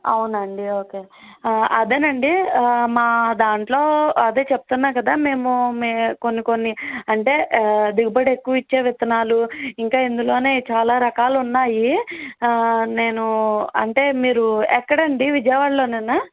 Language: Telugu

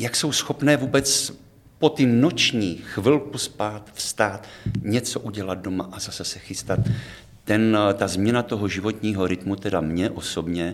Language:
Czech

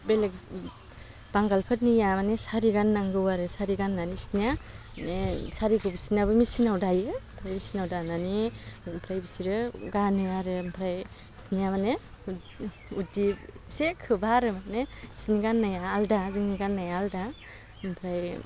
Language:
Bodo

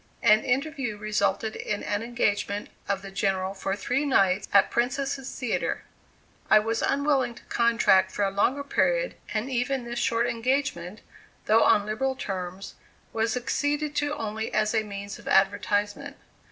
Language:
English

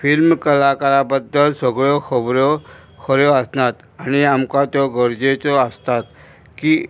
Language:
Konkani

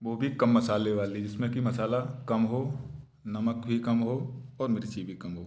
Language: Hindi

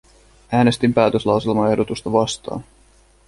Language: Finnish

